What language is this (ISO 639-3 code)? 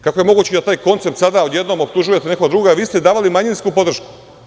srp